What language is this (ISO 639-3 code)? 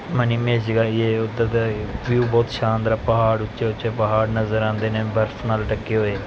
pan